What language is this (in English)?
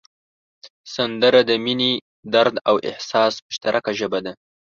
Pashto